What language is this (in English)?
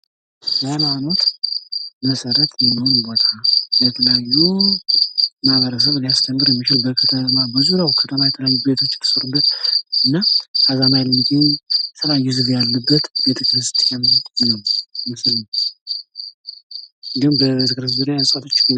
Amharic